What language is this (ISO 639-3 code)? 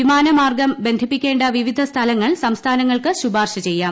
mal